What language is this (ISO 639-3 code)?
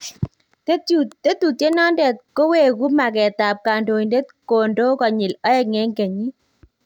kln